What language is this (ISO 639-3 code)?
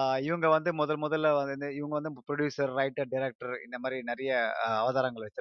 tam